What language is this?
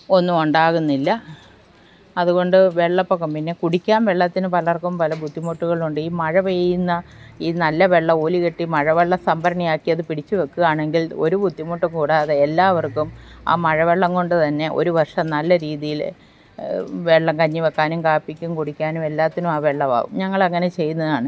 Malayalam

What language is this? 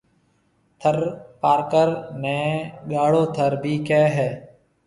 Marwari (Pakistan)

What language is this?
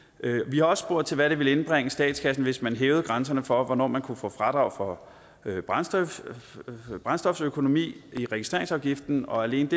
Danish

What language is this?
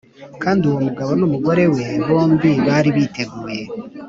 Kinyarwanda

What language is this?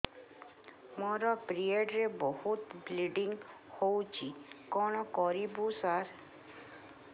Odia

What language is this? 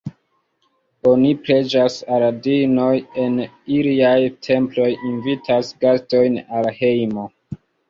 Esperanto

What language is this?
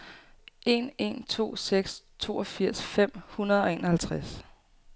Danish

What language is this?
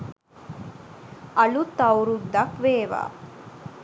Sinhala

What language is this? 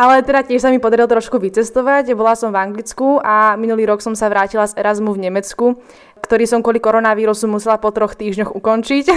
Slovak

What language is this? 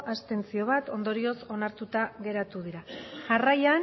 Basque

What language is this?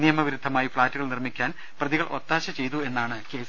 Malayalam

